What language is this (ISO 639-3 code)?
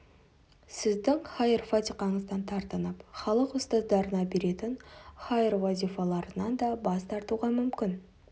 kaz